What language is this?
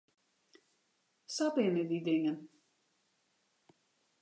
Western Frisian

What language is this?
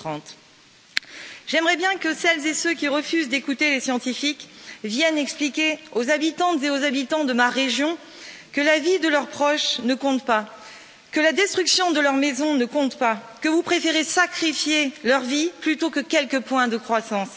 French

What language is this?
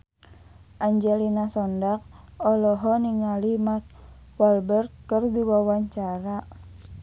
Sundanese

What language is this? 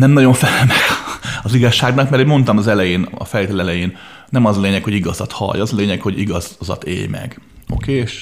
Hungarian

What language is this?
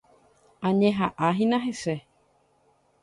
Guarani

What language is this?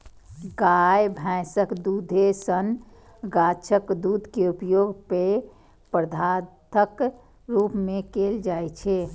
Maithili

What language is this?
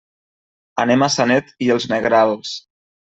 Catalan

